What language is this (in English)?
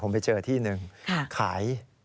Thai